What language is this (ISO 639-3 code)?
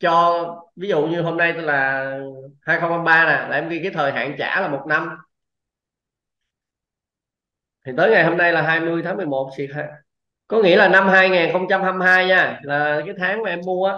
vie